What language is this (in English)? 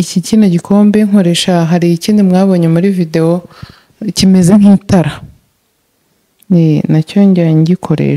Russian